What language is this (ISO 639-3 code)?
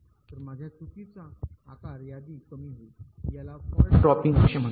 mar